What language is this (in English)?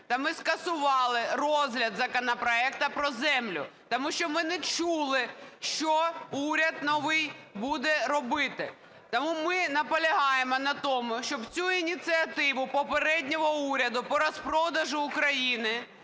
Ukrainian